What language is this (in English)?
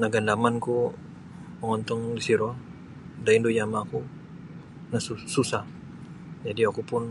Sabah Bisaya